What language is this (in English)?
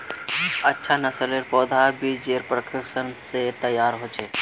Magahi